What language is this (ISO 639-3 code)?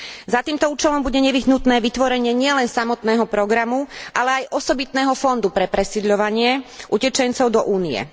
slk